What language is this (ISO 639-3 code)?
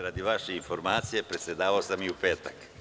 srp